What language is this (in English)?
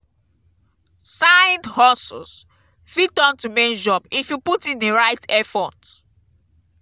Nigerian Pidgin